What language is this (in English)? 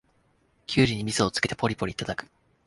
Japanese